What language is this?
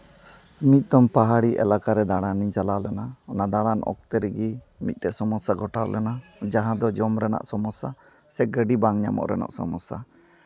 Santali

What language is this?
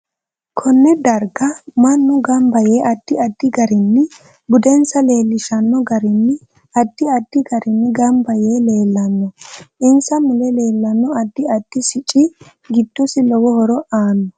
Sidamo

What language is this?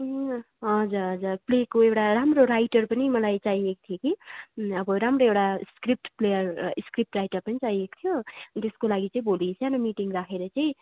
Nepali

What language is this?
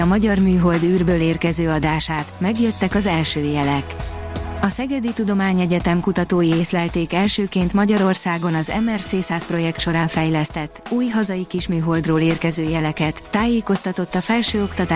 Hungarian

